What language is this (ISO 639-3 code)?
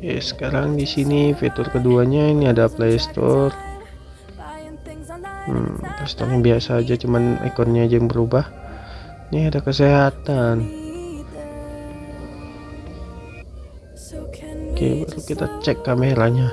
ind